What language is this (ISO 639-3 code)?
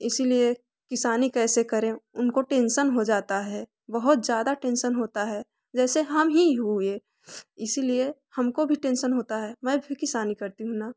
hin